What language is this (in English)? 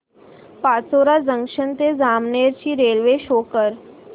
Marathi